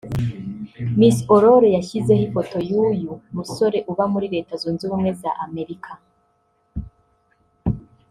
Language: Kinyarwanda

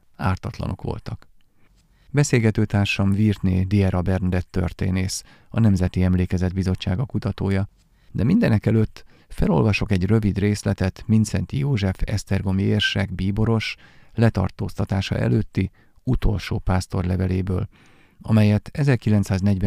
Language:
Hungarian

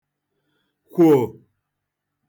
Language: Igbo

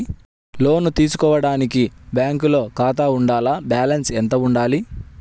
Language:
Telugu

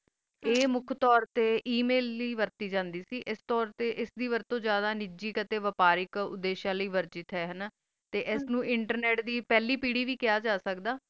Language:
Punjabi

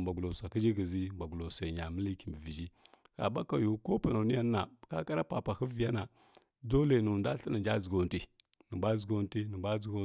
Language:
Kirya-Konzəl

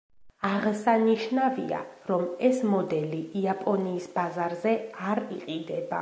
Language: Georgian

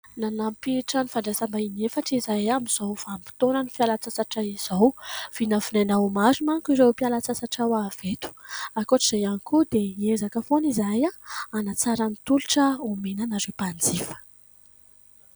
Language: Malagasy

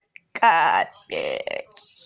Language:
Russian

